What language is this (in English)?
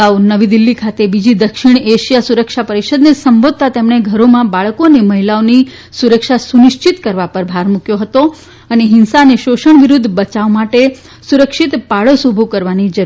Gujarati